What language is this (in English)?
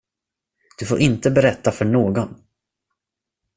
Swedish